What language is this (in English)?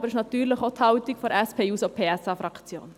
Swiss German